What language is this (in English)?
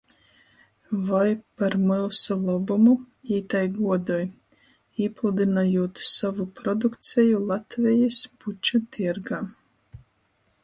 Latgalian